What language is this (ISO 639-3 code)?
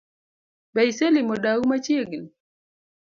luo